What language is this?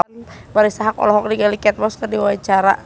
Sundanese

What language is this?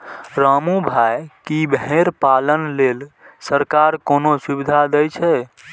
Maithili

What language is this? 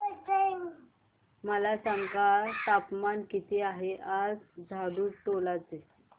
Marathi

